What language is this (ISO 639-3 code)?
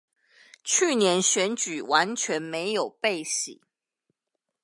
zho